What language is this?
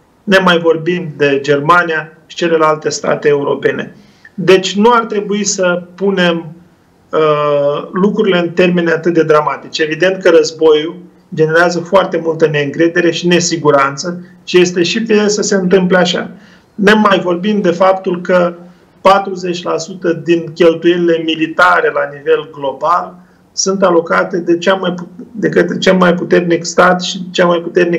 Romanian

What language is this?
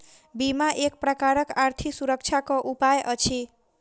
Maithili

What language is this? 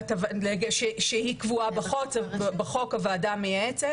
Hebrew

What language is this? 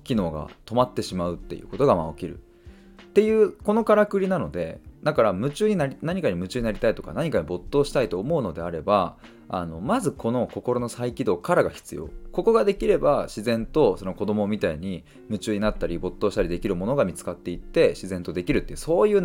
Japanese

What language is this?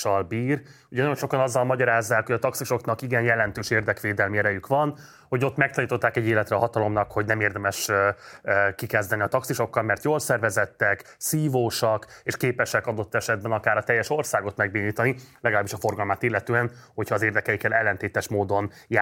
Hungarian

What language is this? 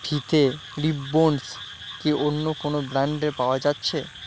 Bangla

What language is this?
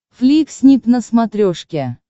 Russian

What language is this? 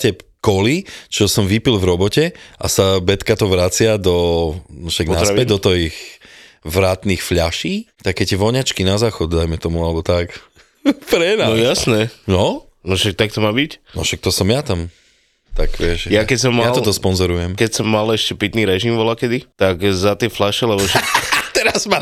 Slovak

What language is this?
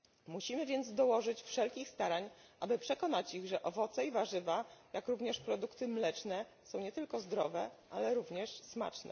Polish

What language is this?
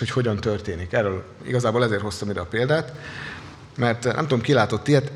Hungarian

